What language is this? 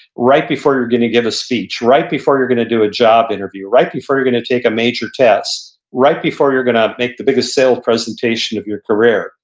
English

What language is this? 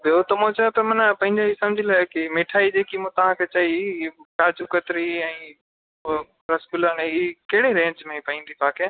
Sindhi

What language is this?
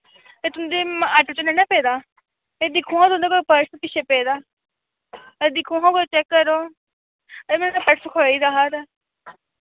Dogri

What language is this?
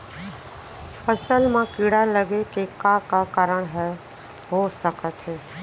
Chhattisgarhi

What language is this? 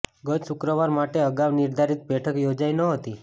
Gujarati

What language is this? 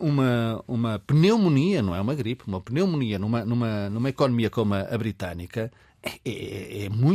Portuguese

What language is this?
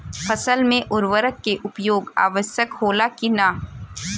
Bhojpuri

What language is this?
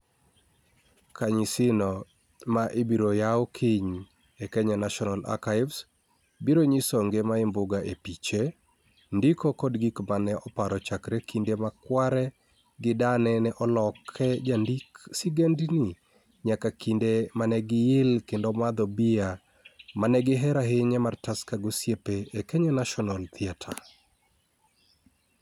Luo (Kenya and Tanzania)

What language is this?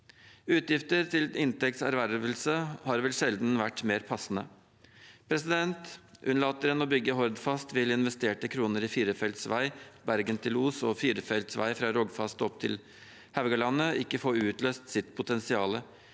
Norwegian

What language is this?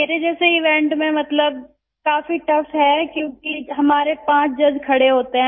Hindi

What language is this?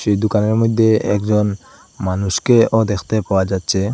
Bangla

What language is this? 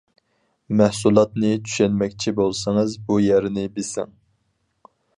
Uyghur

